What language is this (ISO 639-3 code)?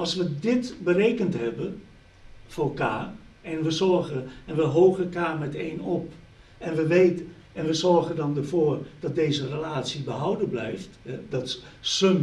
nld